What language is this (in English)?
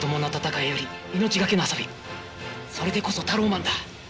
Japanese